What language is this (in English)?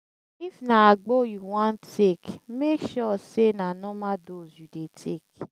Nigerian Pidgin